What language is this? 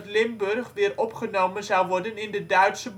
Dutch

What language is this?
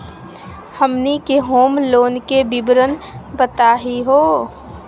Magahi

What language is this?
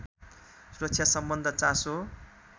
Nepali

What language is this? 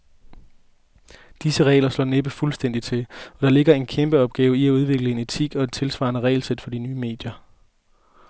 Danish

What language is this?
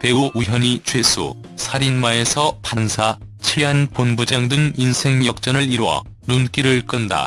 Korean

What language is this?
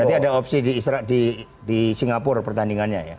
Indonesian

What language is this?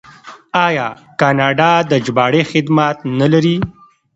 Pashto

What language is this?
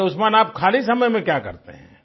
Hindi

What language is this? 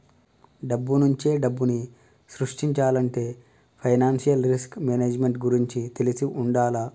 Telugu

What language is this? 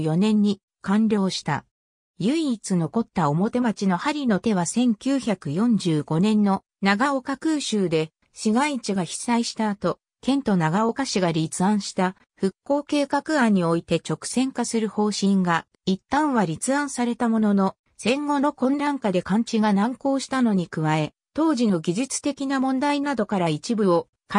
Japanese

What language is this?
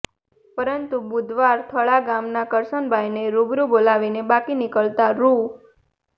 Gujarati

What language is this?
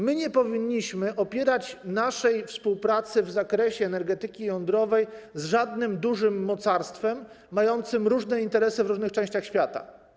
Polish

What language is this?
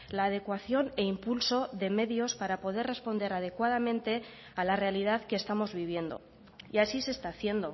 Spanish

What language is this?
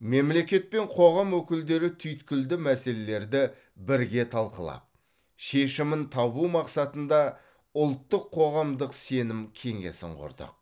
Kazakh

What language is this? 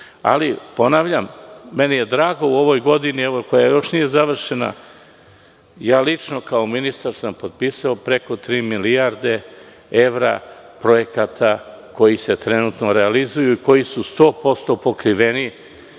Serbian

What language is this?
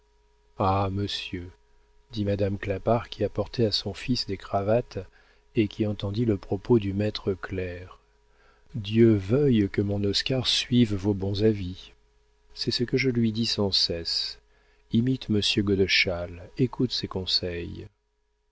French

